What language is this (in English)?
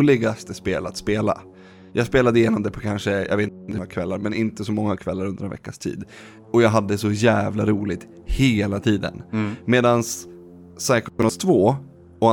Swedish